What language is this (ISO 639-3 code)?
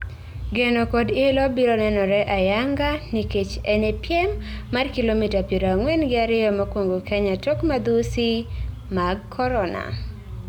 luo